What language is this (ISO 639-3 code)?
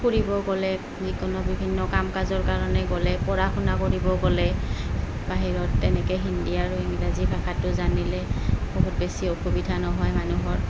asm